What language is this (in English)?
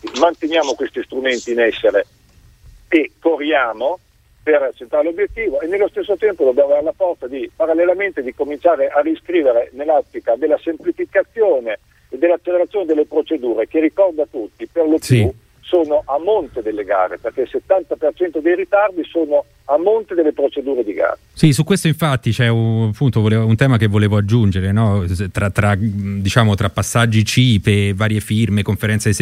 Italian